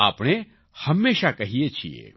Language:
Gujarati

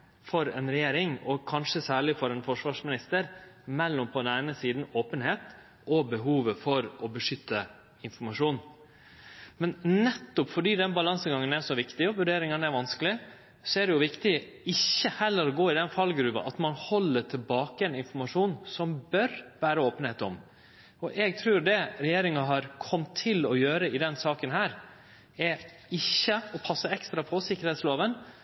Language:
Norwegian Nynorsk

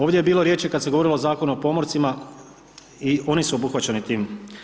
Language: Croatian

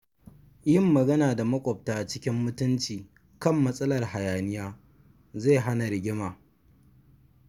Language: Hausa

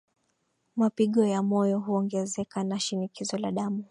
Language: Swahili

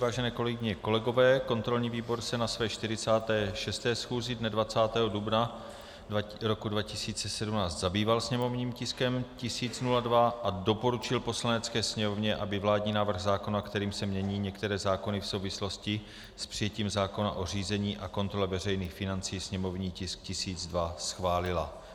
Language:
Czech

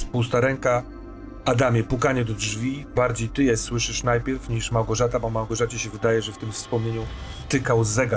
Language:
Polish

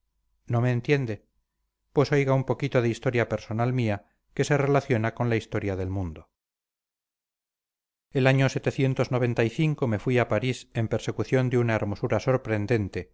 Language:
Spanish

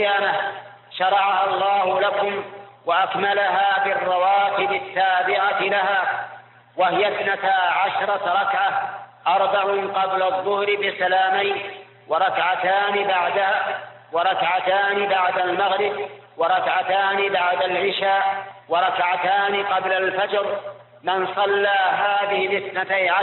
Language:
Arabic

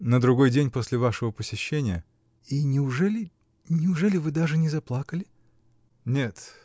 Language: Russian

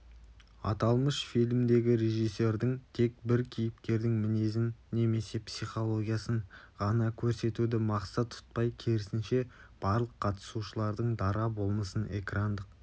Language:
Kazakh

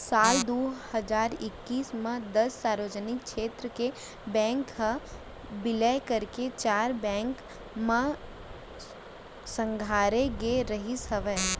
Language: Chhattisgarhi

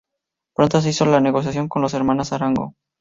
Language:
Spanish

